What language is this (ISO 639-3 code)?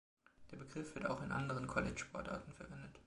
deu